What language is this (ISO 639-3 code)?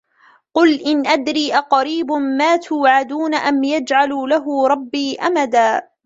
ara